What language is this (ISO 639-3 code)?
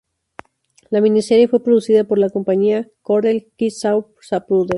spa